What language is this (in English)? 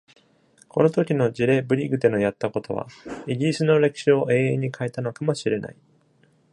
Japanese